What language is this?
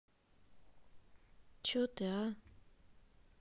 Russian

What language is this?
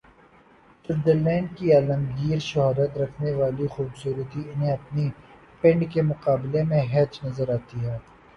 Urdu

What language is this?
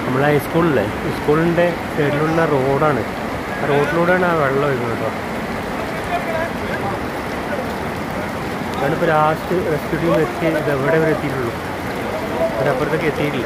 Malayalam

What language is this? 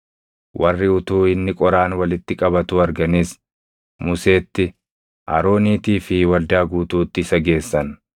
Oromo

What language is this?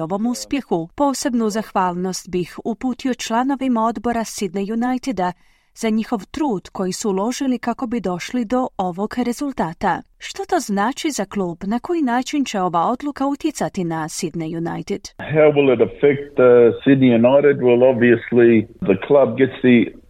Croatian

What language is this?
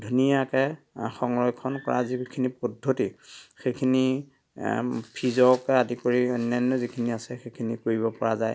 Assamese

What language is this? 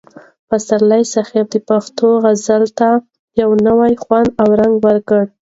Pashto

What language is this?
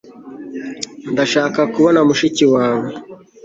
Kinyarwanda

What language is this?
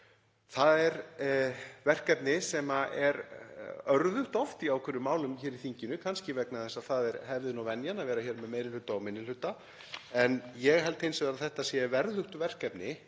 Icelandic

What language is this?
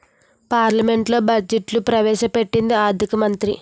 Telugu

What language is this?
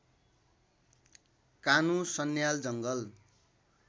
Nepali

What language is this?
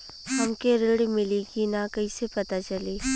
Bhojpuri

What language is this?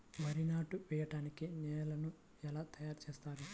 Telugu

